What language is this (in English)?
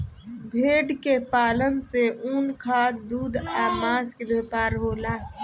Bhojpuri